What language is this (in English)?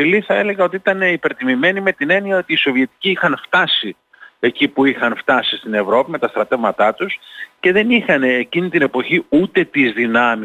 Greek